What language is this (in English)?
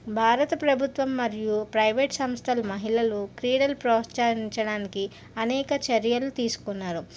Telugu